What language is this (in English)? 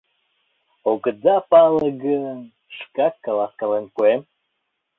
Mari